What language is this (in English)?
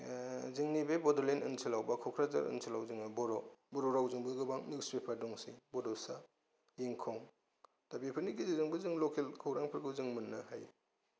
Bodo